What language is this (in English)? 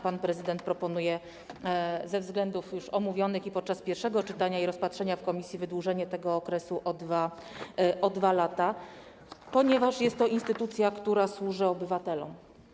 Polish